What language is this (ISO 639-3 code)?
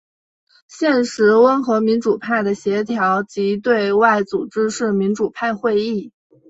zho